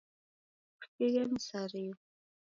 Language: Taita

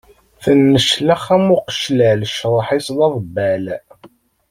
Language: Kabyle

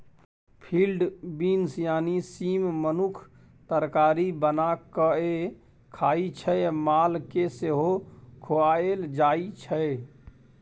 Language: Maithili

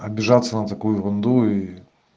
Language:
Russian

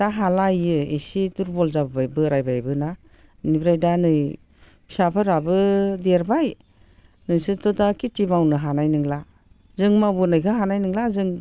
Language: Bodo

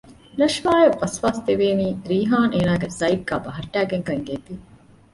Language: Divehi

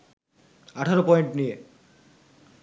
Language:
Bangla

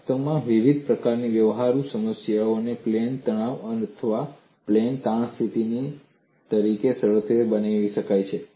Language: Gujarati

